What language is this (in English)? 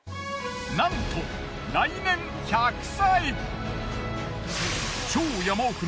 Japanese